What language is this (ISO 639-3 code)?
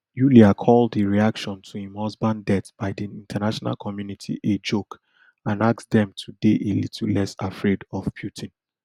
pcm